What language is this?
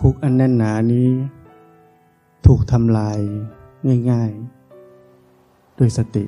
Thai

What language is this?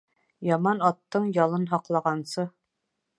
Bashkir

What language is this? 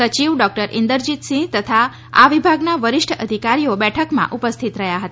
Gujarati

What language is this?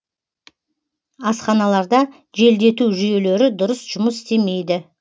Kazakh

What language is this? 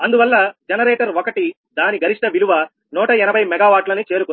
Telugu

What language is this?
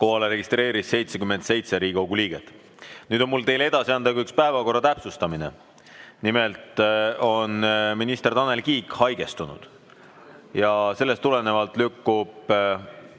Estonian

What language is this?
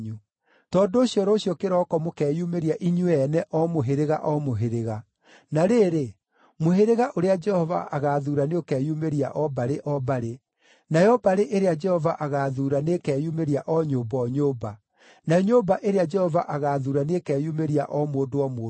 Kikuyu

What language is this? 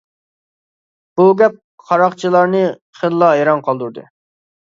Uyghur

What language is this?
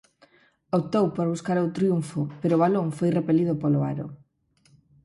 Galician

